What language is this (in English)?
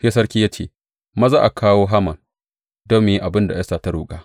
Hausa